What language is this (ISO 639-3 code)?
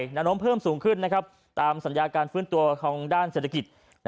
tha